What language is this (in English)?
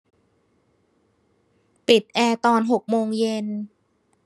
Thai